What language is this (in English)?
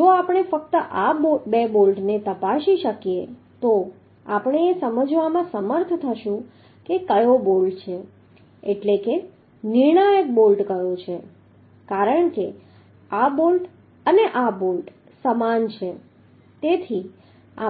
Gujarati